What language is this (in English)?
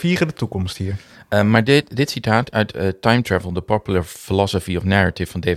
Dutch